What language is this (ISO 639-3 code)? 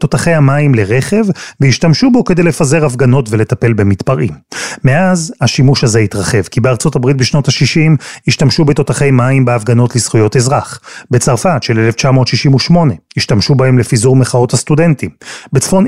heb